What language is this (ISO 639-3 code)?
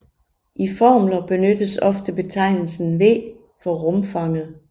dan